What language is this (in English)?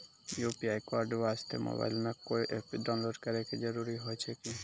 Maithili